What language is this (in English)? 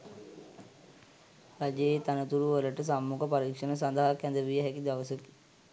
Sinhala